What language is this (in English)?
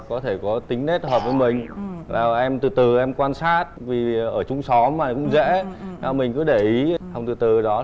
Vietnamese